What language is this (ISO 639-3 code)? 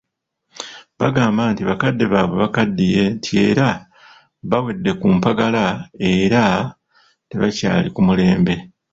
lug